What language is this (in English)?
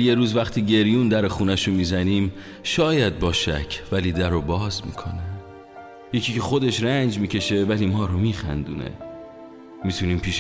Persian